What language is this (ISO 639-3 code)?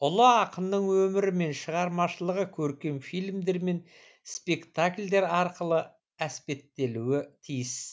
kaz